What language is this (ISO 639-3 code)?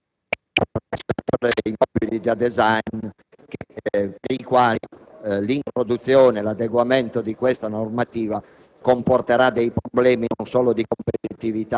ita